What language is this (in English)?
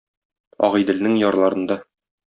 Tatar